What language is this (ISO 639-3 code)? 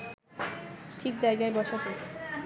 ben